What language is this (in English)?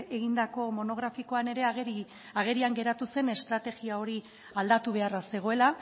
Basque